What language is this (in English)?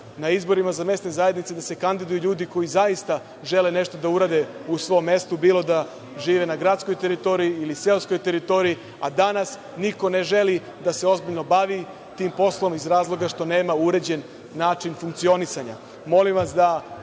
Serbian